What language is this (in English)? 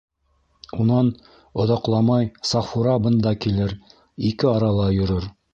Bashkir